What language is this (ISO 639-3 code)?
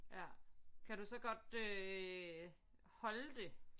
dan